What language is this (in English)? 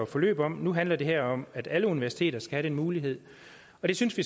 Danish